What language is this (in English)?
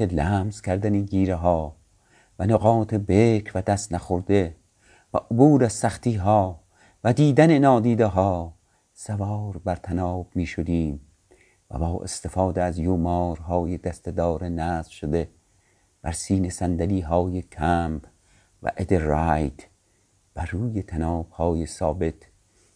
Persian